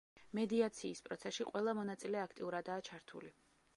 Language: Georgian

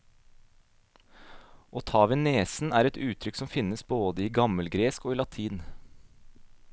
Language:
Norwegian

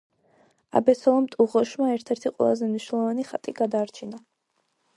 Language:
Georgian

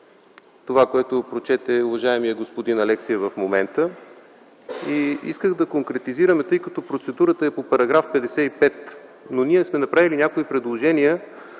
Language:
Bulgarian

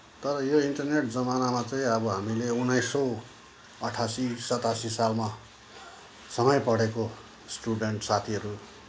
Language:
Nepali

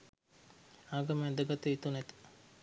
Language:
Sinhala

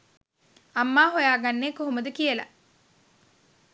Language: Sinhala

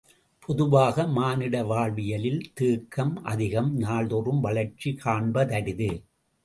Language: Tamil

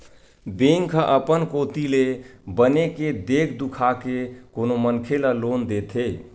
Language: Chhattisgarhi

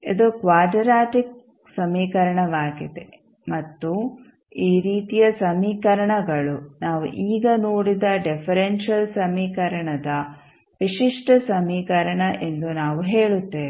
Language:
Kannada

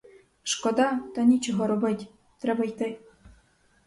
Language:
Ukrainian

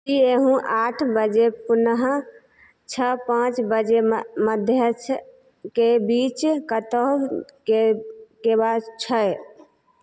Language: Maithili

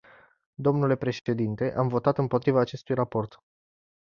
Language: Romanian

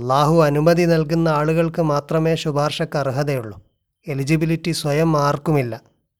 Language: Malayalam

